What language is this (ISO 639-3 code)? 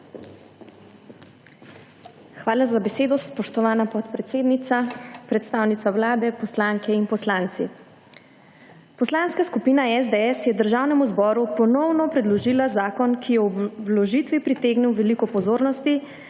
slv